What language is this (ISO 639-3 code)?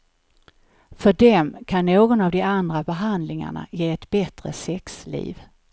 swe